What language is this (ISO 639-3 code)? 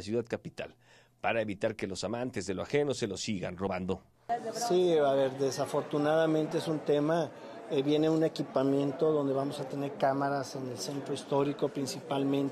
spa